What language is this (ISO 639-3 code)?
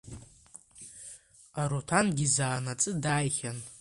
abk